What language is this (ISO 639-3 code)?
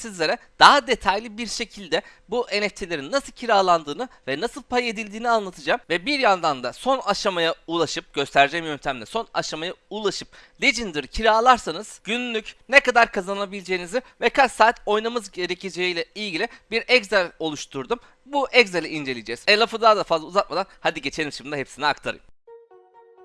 tur